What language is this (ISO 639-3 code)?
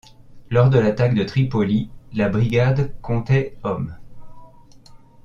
fra